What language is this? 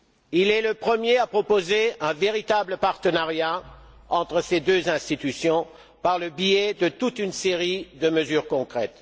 French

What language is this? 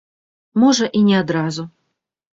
Belarusian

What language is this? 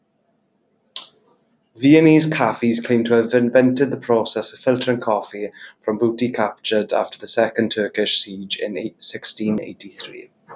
English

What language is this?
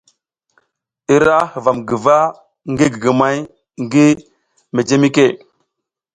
South Giziga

